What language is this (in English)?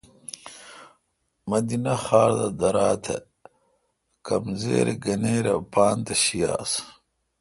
Kalkoti